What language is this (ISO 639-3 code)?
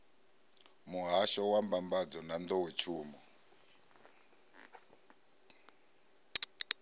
ven